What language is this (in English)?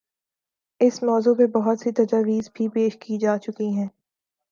Urdu